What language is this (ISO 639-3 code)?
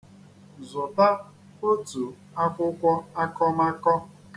ibo